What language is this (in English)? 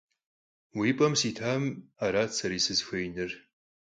Kabardian